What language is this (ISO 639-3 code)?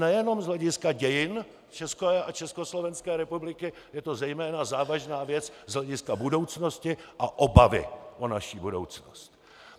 ces